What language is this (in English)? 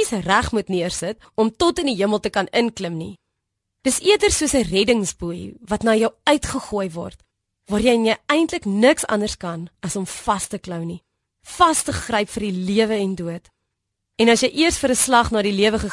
Dutch